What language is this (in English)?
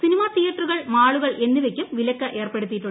Malayalam